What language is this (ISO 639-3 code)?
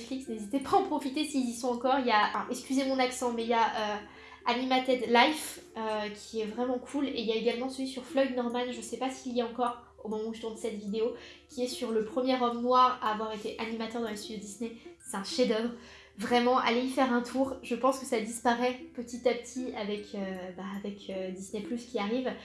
fra